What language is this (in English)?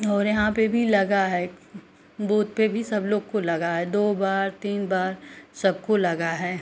Hindi